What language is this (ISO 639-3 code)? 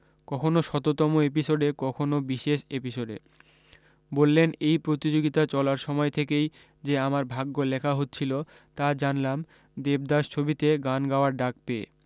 ben